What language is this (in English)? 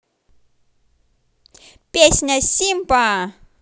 Russian